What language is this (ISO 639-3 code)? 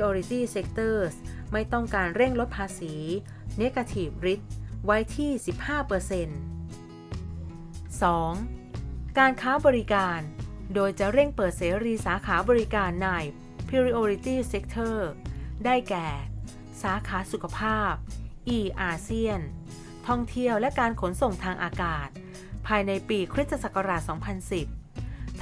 tha